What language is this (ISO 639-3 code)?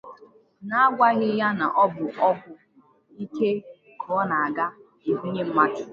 ibo